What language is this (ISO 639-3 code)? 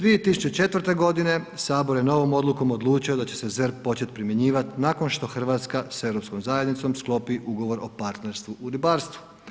hrv